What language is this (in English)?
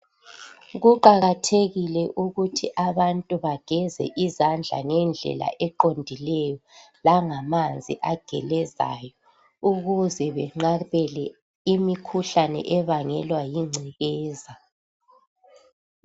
North Ndebele